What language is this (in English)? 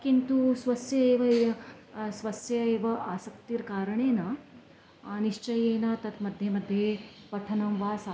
Sanskrit